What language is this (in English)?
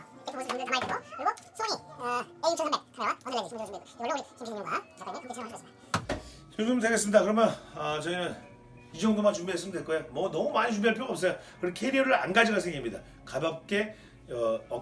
Korean